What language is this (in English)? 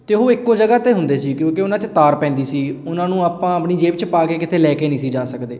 Punjabi